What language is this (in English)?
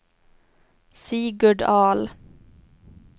Swedish